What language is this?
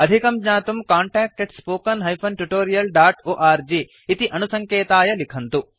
Sanskrit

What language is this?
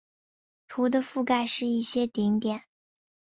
Chinese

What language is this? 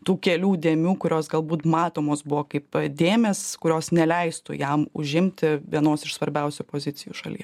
Lithuanian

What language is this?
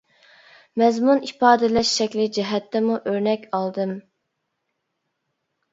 Uyghur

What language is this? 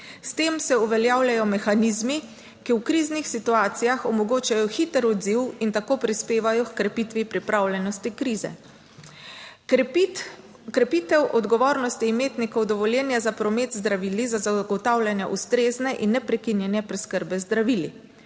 Slovenian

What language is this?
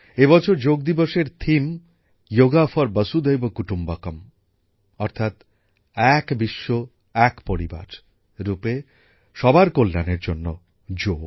Bangla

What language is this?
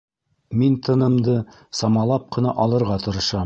Bashkir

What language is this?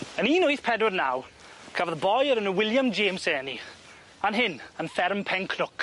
Welsh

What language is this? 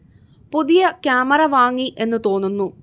Malayalam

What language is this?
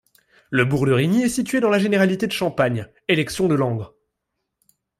French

